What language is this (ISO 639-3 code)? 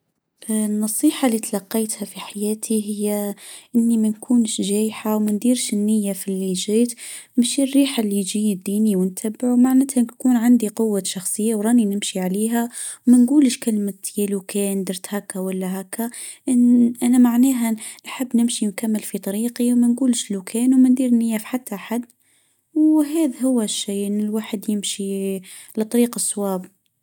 aeb